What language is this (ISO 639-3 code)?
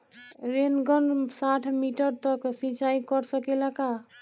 bho